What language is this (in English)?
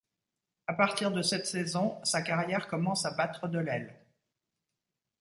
French